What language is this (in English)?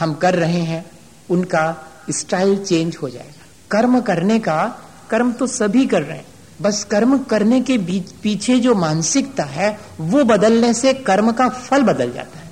Hindi